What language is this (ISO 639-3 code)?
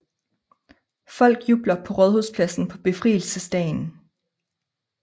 dan